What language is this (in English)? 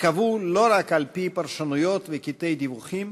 Hebrew